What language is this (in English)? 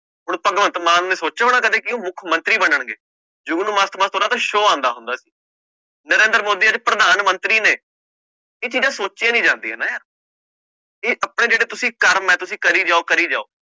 Punjabi